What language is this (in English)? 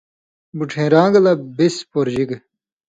Indus Kohistani